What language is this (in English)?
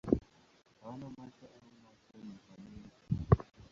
Swahili